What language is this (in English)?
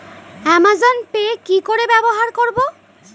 Bangla